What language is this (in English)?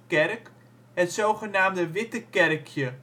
Dutch